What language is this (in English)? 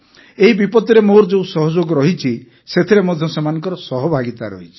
Odia